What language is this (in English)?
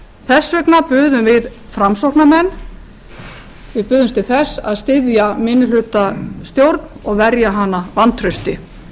Icelandic